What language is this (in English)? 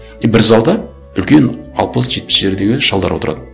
Kazakh